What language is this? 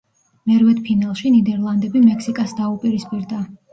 Georgian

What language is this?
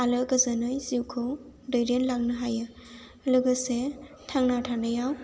Bodo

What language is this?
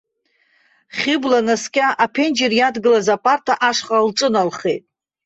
Abkhazian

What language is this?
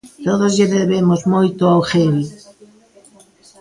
Galician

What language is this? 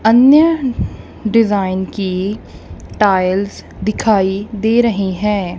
Hindi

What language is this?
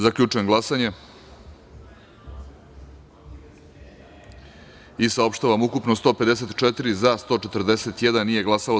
Serbian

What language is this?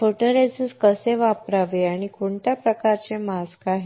Marathi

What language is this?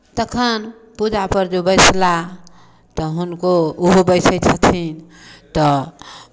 Maithili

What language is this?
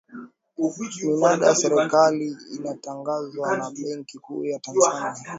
Swahili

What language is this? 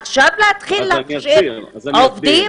Hebrew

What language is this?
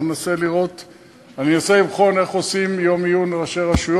Hebrew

